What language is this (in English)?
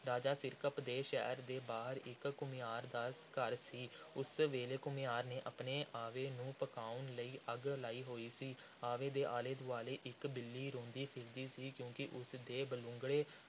Punjabi